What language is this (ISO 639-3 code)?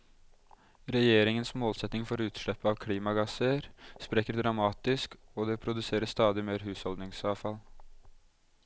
nor